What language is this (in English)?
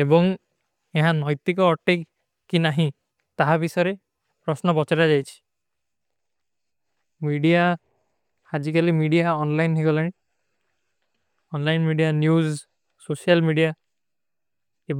Kui (India)